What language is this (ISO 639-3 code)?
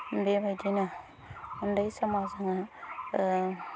brx